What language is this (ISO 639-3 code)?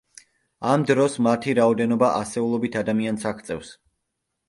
kat